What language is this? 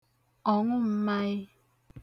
Igbo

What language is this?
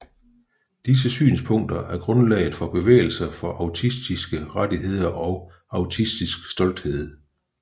Danish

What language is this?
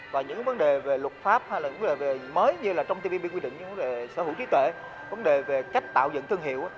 Vietnamese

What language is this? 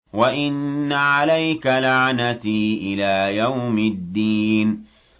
Arabic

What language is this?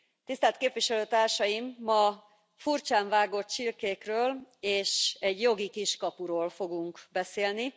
Hungarian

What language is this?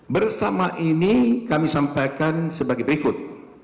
Indonesian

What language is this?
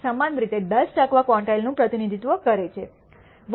Gujarati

